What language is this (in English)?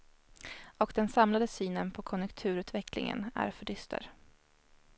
Swedish